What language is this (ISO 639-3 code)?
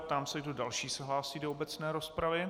ces